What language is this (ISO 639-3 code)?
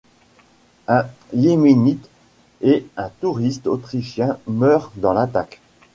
fra